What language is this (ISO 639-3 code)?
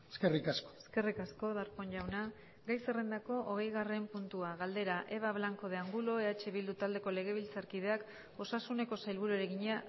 eus